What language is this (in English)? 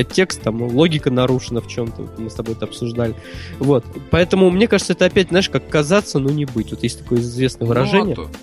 Russian